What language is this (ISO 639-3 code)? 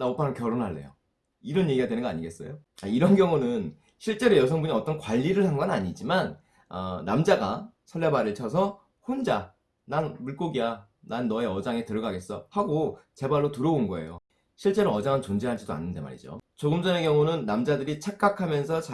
kor